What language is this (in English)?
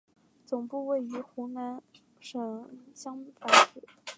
Chinese